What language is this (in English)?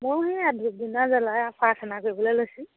Assamese